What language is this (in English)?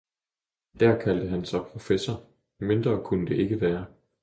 Danish